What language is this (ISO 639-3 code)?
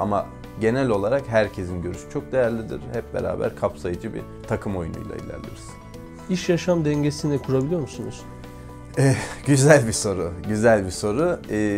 tur